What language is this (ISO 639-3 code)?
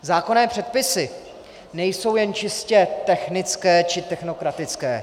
ces